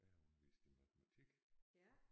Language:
Danish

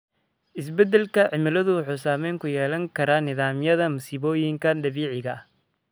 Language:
Somali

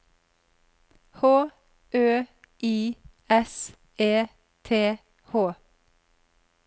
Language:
Norwegian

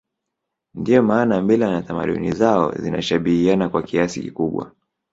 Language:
Swahili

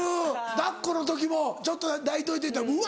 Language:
Japanese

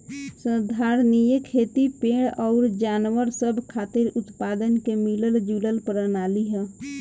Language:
Bhojpuri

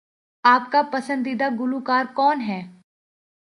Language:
Urdu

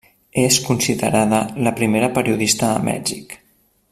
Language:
Catalan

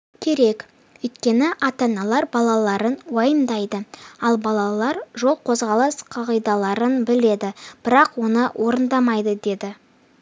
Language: Kazakh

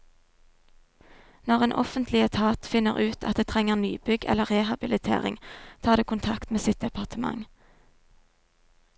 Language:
Norwegian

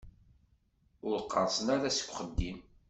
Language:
Kabyle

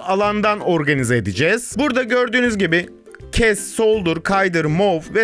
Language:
Turkish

